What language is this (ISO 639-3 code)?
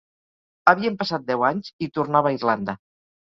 cat